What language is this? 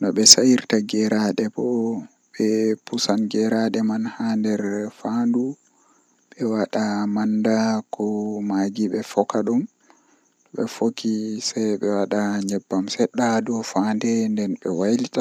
Western Niger Fulfulde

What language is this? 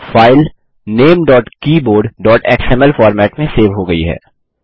Hindi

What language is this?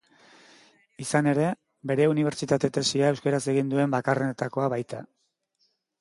Basque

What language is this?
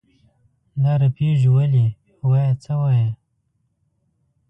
Pashto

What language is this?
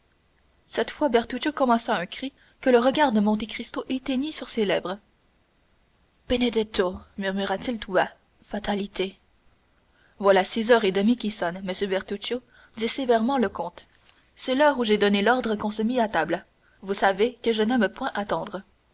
French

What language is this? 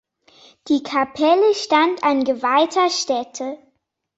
German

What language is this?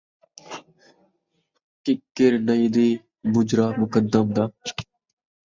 Saraiki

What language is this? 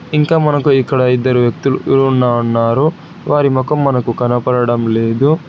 Telugu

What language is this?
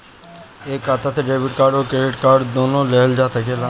Bhojpuri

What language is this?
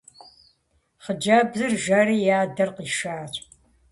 Kabardian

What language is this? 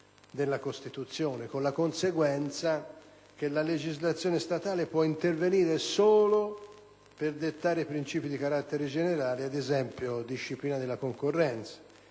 Italian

